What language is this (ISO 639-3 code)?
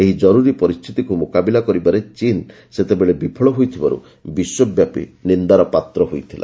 ori